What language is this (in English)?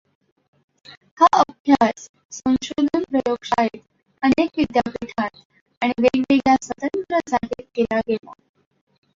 Marathi